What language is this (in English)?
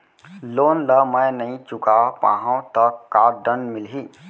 Chhattisgarhi